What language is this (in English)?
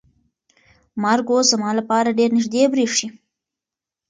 Pashto